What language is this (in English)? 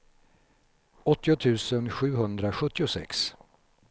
Swedish